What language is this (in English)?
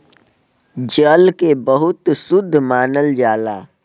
Bhojpuri